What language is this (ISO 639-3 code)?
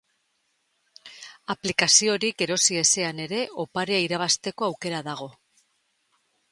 eus